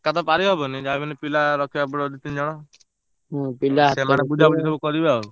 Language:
Odia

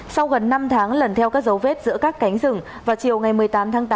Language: Vietnamese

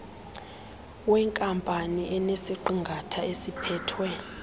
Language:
Xhosa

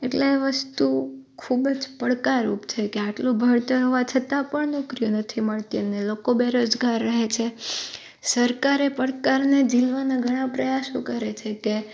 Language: Gujarati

